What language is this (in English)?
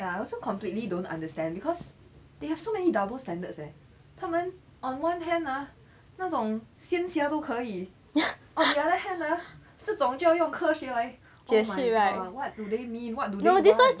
English